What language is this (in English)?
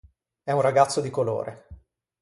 Italian